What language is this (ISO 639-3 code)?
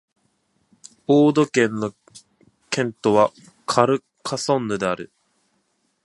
jpn